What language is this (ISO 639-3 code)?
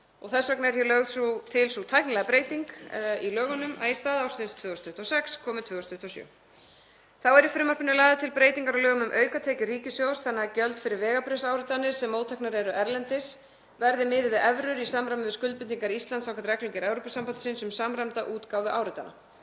isl